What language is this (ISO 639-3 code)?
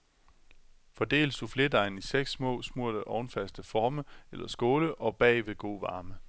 dan